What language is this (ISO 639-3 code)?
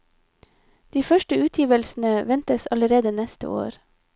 nor